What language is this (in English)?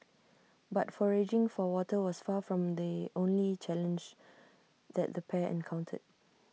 English